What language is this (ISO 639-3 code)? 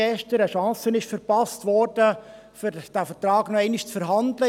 gsw